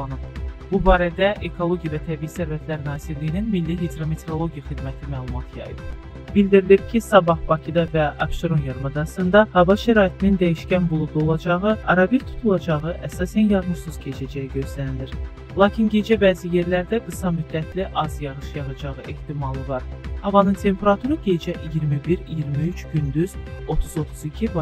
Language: Turkish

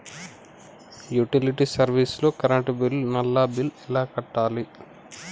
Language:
Telugu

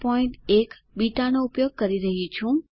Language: Gujarati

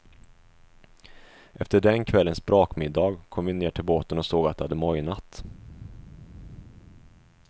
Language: Swedish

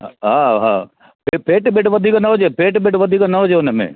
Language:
Sindhi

